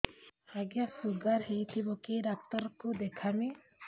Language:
Odia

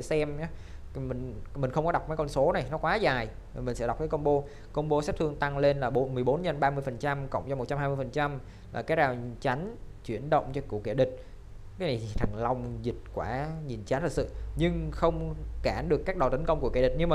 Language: Vietnamese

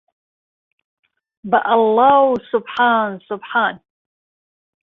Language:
Central Kurdish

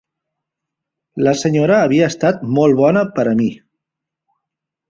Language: Catalan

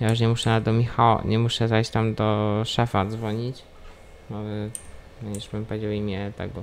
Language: Polish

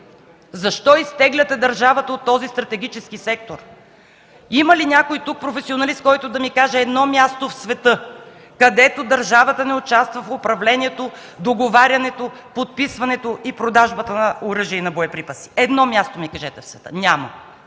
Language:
Bulgarian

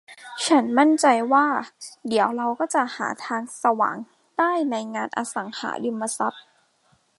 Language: Thai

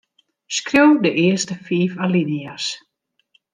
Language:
Western Frisian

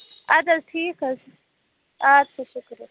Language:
Kashmiri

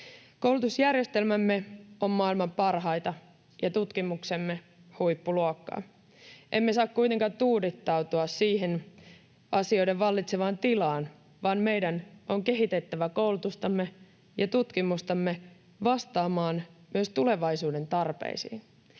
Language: Finnish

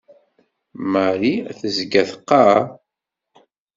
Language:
Kabyle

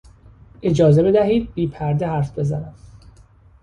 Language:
Persian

